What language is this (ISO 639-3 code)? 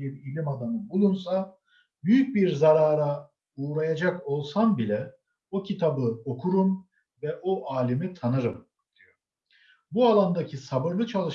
tur